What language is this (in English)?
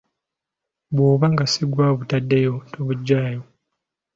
Ganda